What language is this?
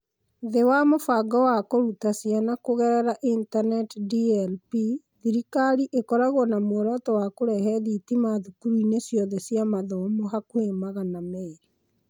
Kikuyu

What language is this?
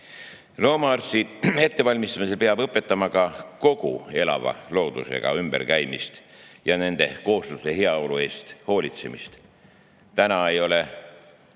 Estonian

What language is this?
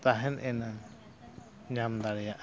Santali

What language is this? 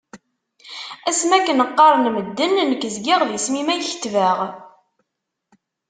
Kabyle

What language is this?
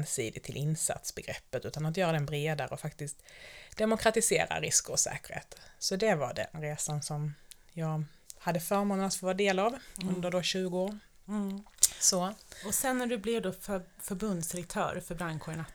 Swedish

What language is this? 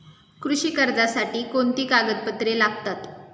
Marathi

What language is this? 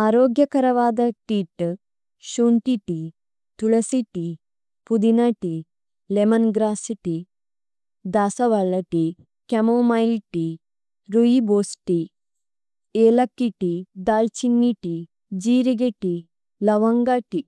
Tulu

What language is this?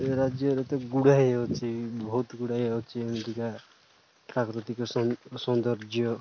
Odia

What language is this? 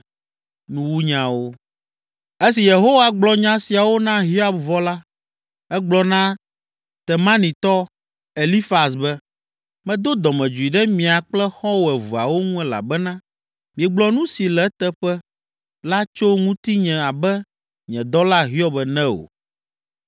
Ewe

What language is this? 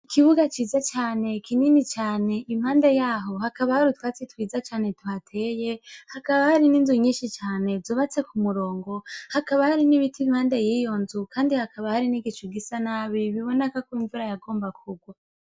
Rundi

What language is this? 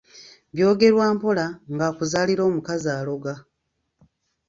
Ganda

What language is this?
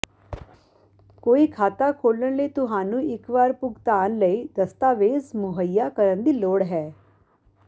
Punjabi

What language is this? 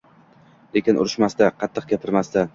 Uzbek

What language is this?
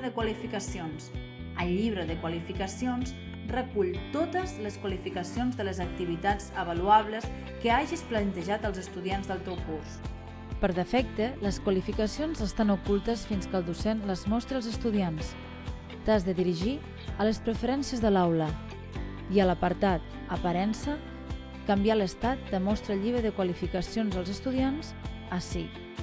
Catalan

